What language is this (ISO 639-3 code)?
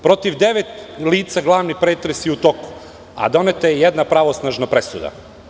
srp